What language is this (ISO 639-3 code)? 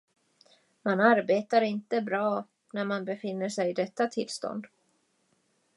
swe